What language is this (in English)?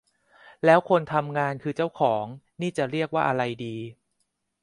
Thai